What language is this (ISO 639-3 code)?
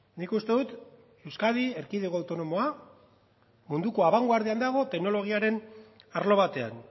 eus